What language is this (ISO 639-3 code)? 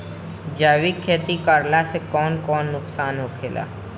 bho